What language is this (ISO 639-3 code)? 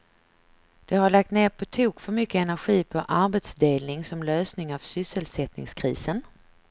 swe